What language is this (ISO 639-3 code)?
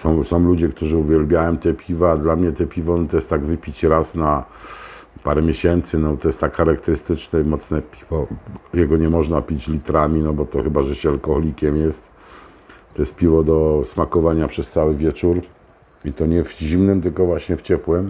pol